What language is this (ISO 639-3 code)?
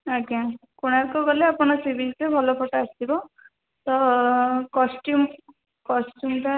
ori